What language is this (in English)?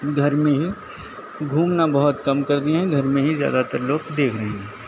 Urdu